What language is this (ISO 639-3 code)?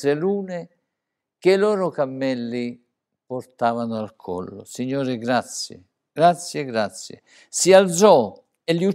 ita